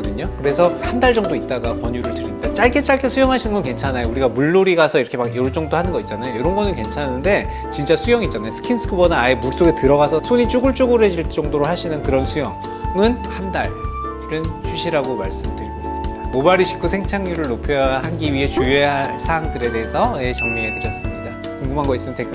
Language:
Korean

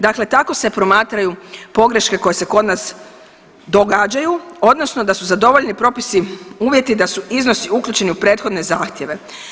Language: Croatian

